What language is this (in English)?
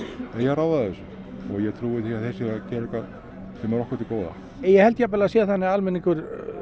Icelandic